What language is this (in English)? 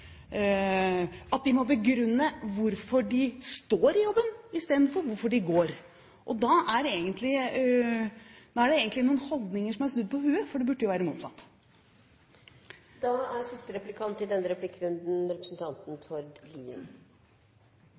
Norwegian Bokmål